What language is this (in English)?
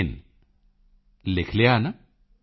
Punjabi